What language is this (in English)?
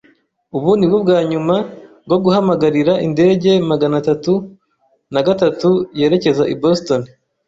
Kinyarwanda